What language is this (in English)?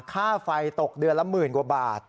Thai